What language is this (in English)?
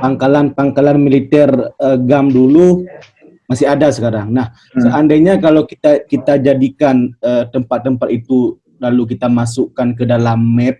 Indonesian